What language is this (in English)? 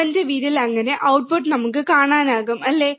Malayalam